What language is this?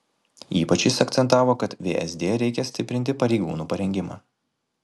Lithuanian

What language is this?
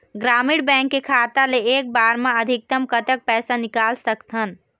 Chhattisgarhi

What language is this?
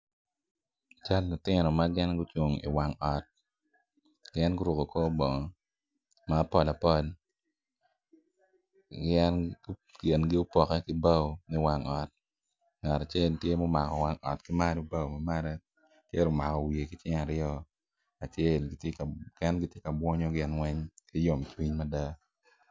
Acoli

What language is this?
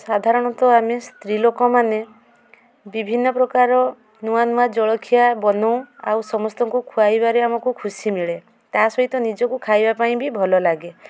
Odia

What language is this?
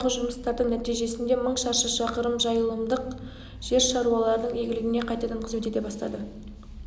Kazakh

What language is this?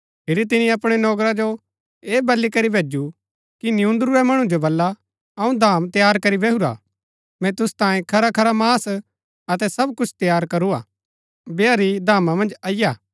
Gaddi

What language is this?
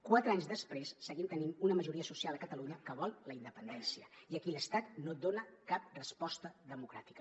Catalan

